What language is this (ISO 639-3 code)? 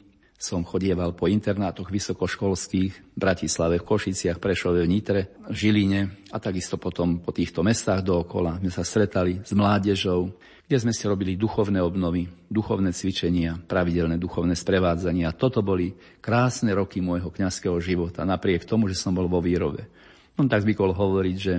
slk